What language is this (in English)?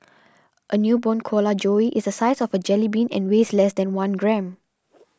English